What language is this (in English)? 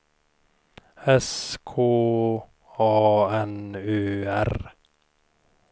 Swedish